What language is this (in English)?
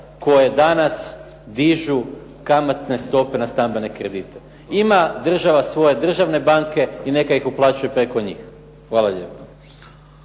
Croatian